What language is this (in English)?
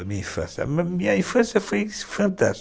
Portuguese